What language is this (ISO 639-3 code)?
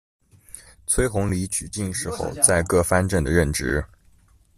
zho